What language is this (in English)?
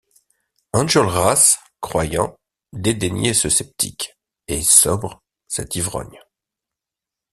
French